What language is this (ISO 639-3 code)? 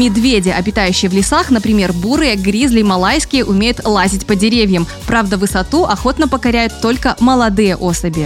rus